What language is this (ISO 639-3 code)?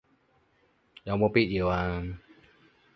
yue